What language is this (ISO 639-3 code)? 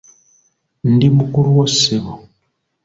lug